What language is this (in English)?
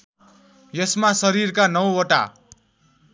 Nepali